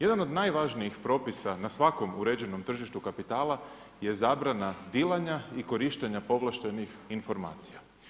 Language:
Croatian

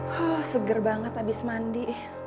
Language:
Indonesian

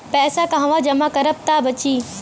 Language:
Bhojpuri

